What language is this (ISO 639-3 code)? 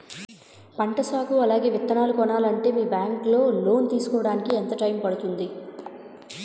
tel